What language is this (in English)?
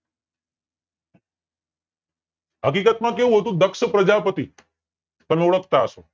Gujarati